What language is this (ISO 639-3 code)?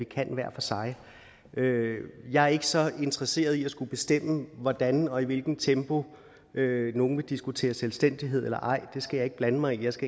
dan